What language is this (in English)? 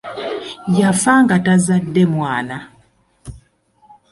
Ganda